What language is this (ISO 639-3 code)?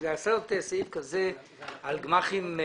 heb